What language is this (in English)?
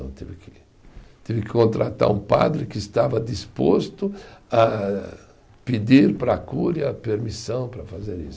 Portuguese